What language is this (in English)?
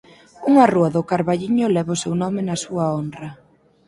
Galician